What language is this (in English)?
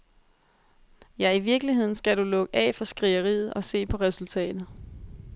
Danish